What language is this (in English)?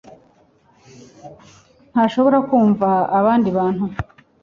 Kinyarwanda